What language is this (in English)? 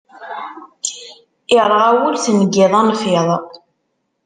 Kabyle